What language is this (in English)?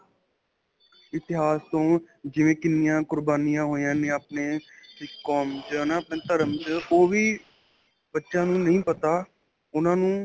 Punjabi